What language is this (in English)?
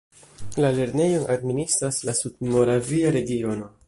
Esperanto